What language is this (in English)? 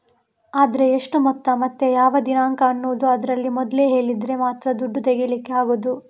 Kannada